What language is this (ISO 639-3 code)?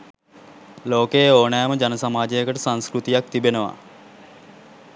sin